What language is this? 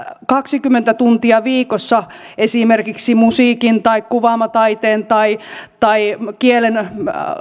Finnish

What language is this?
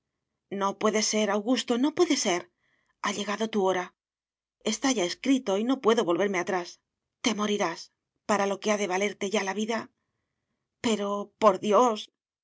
Spanish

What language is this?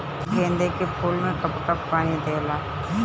Bhojpuri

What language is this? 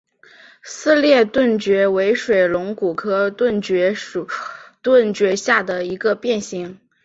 Chinese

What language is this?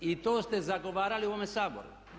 Croatian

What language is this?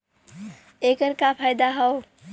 Bhojpuri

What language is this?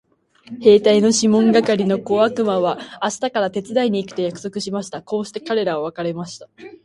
Japanese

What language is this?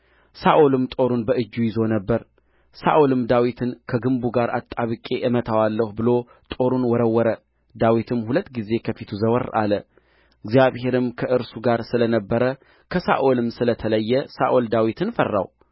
Amharic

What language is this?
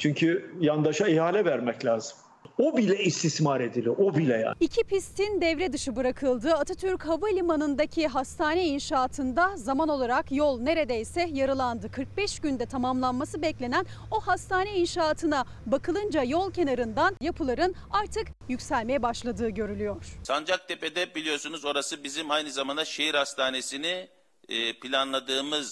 Turkish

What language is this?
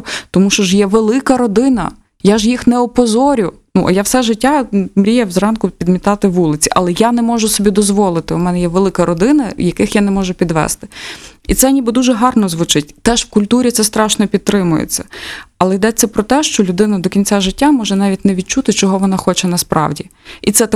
Ukrainian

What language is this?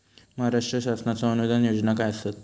Marathi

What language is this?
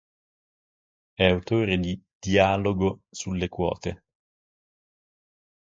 Italian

